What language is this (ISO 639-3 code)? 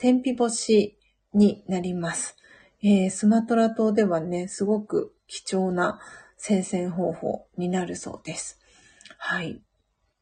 jpn